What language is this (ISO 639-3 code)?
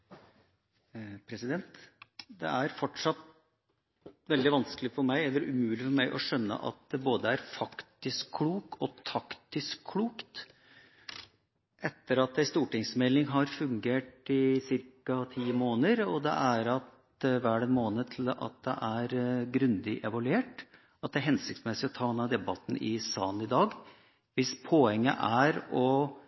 nob